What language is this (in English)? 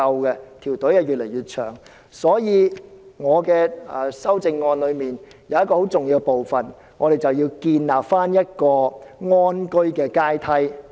Cantonese